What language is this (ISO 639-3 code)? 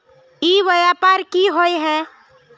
mag